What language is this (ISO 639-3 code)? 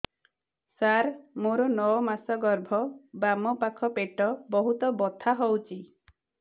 ori